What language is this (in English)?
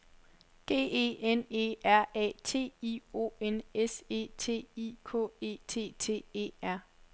Danish